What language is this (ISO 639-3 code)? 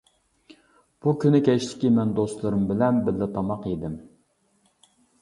uig